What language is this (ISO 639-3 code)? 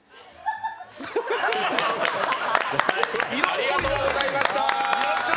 jpn